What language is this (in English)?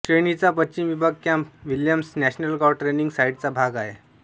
Marathi